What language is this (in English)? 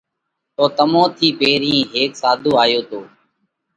Parkari Koli